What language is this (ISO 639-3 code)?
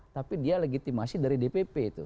ind